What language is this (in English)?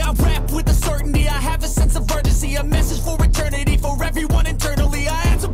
Turkish